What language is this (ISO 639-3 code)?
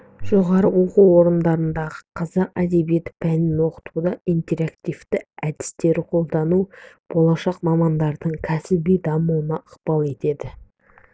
kaz